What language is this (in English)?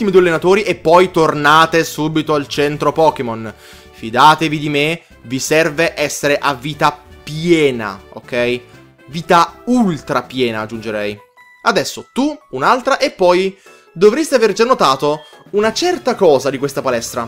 Italian